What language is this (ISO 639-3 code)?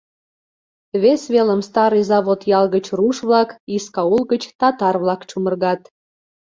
chm